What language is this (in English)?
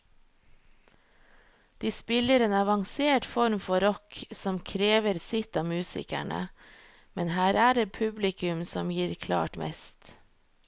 Norwegian